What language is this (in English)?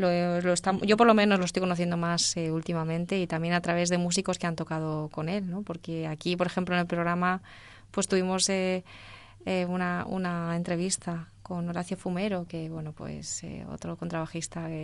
Spanish